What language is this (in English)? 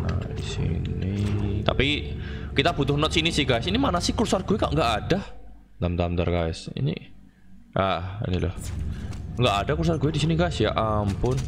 Indonesian